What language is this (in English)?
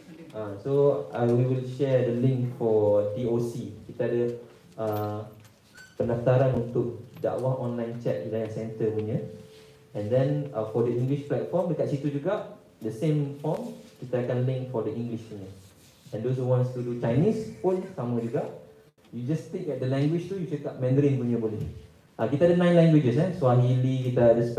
Malay